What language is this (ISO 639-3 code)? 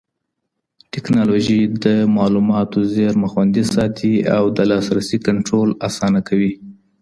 pus